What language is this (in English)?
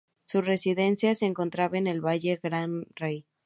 Spanish